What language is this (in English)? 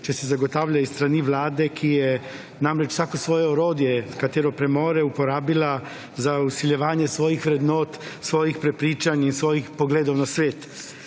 Slovenian